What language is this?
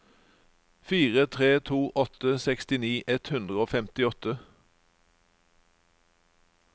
Norwegian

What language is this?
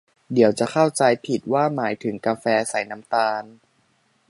Thai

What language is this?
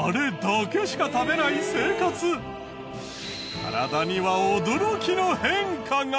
Japanese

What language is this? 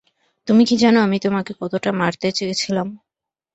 Bangla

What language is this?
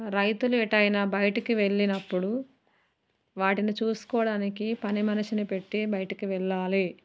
Telugu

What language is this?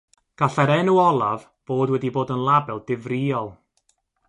Welsh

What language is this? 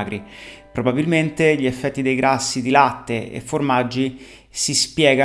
Italian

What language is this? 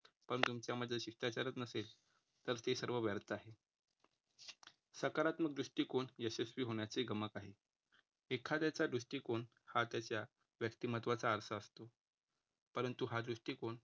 Marathi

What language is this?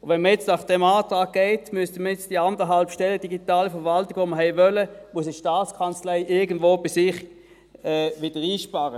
Swiss German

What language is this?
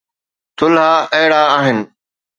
Sindhi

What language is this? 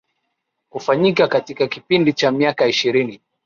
Swahili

